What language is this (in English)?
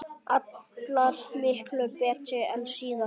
Icelandic